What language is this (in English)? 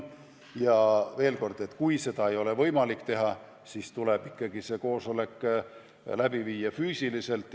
Estonian